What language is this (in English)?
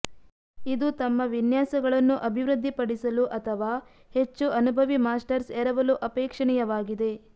Kannada